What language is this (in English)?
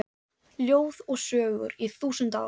Icelandic